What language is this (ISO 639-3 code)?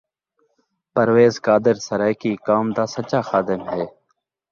skr